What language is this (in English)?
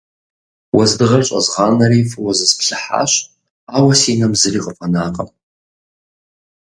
Kabardian